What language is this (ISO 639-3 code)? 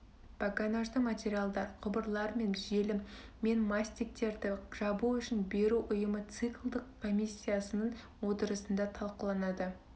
kaz